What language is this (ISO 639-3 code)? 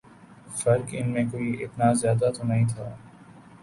urd